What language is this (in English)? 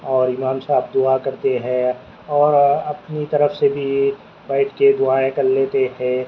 Urdu